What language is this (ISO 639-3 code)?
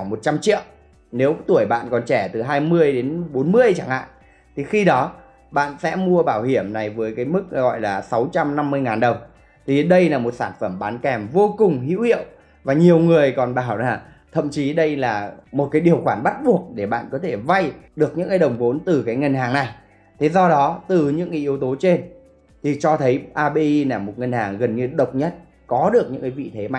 vie